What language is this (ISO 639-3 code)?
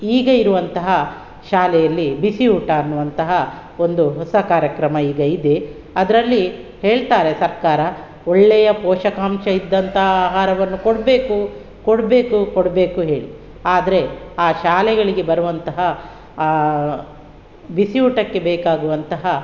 kan